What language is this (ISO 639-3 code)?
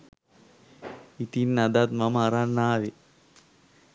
sin